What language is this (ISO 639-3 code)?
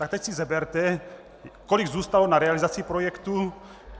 ces